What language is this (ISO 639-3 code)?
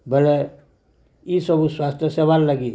ori